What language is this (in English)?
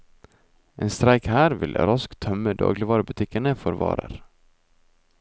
Norwegian